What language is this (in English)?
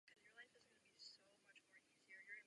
Czech